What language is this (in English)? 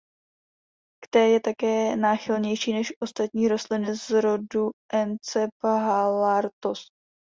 Czech